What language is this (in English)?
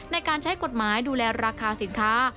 Thai